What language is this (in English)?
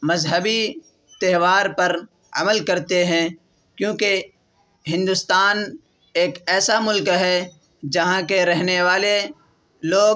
Urdu